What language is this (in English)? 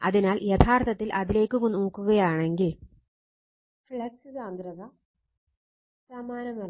Malayalam